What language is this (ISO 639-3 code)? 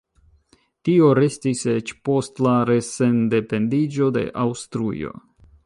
epo